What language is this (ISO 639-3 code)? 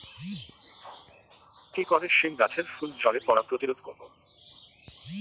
ben